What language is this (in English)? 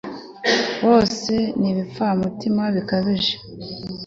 Kinyarwanda